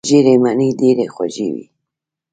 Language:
Pashto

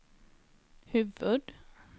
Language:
Swedish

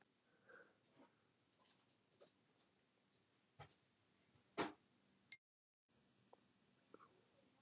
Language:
Icelandic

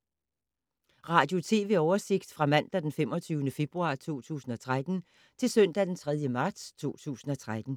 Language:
Danish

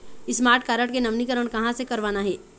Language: Chhattisgarhi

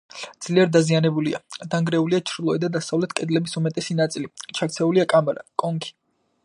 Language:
Georgian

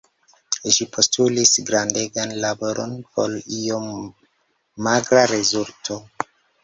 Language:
Esperanto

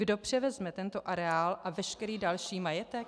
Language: Czech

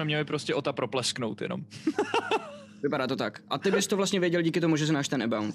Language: Czech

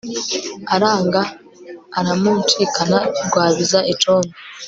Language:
Kinyarwanda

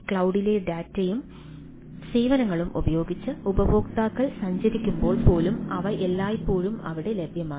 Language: Malayalam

